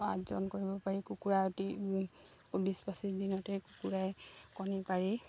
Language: Assamese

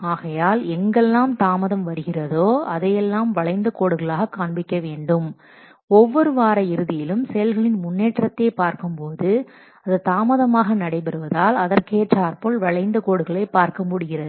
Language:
Tamil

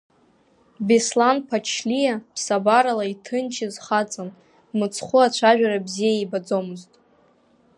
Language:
Abkhazian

